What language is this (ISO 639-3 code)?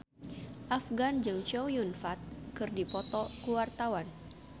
sun